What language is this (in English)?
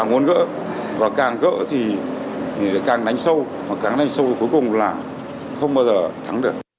Vietnamese